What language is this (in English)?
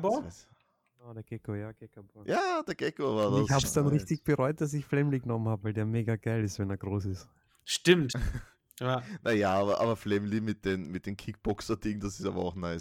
German